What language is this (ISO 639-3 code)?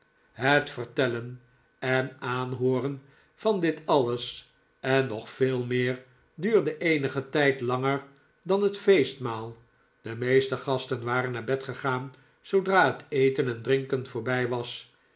nld